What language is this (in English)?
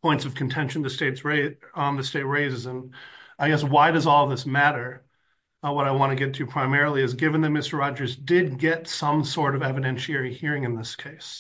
English